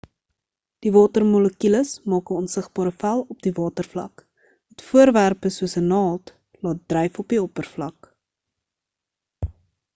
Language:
Afrikaans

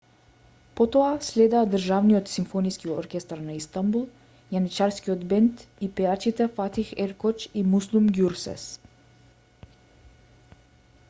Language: Macedonian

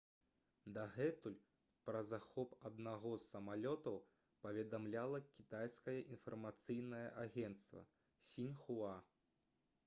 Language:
Belarusian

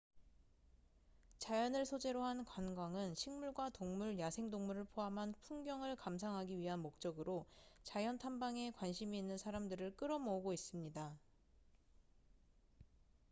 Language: Korean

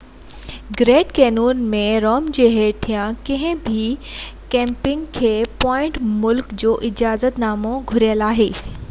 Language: Sindhi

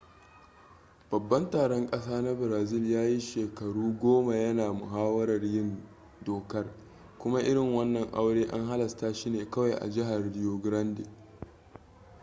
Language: Hausa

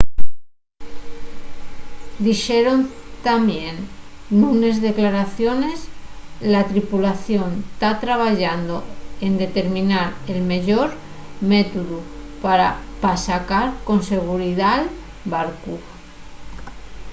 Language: Asturian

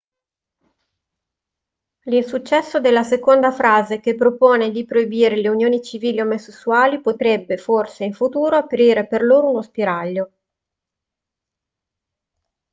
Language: Italian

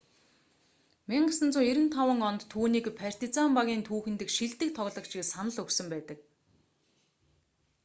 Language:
Mongolian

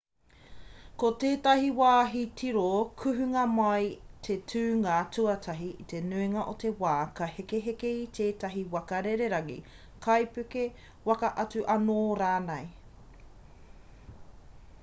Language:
Māori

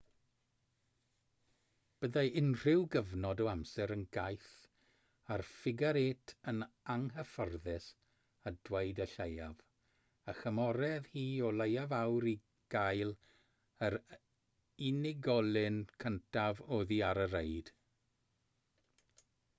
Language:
Welsh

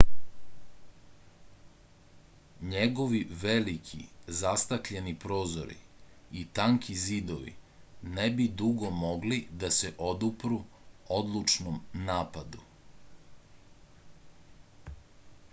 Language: Serbian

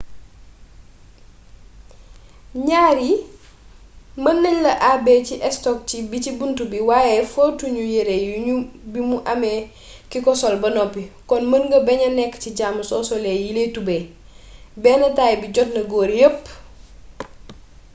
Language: Wolof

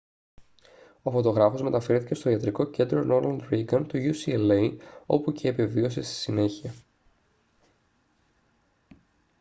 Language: Greek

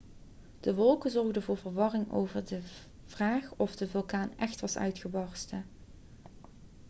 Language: Dutch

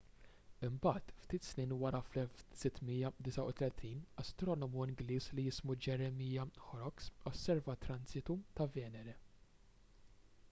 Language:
Maltese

